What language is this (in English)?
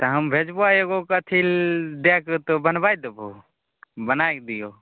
Maithili